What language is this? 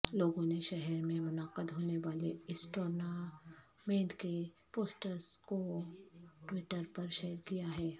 Urdu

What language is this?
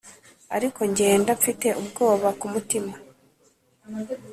Kinyarwanda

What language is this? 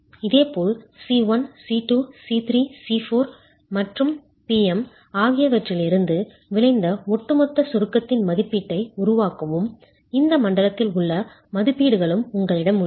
Tamil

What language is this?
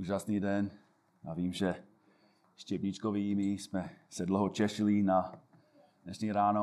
Czech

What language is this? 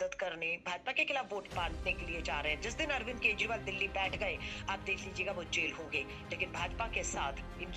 Hindi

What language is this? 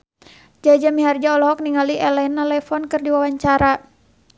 Sundanese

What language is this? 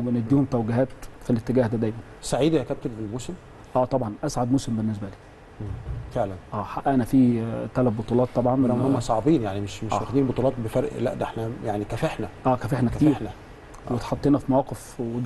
Arabic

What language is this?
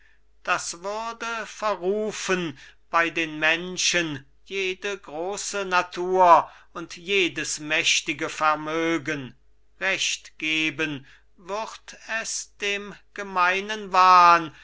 German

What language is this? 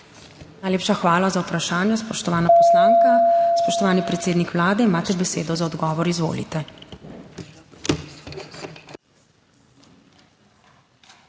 Slovenian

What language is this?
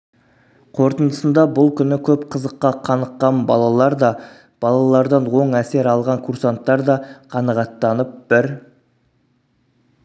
Kazakh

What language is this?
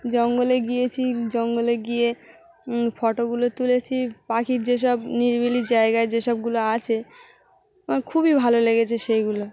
Bangla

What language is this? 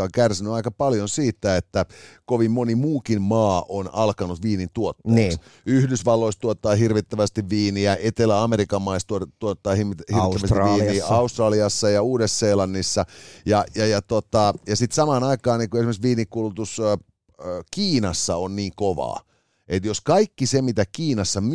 Finnish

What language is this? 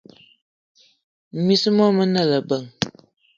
Eton (Cameroon)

